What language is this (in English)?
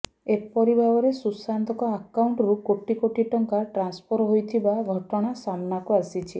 Odia